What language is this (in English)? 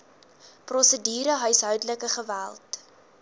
Afrikaans